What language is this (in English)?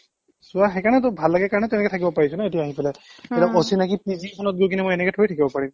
Assamese